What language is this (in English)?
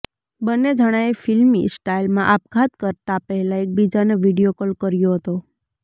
Gujarati